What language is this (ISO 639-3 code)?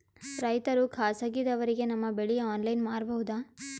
kan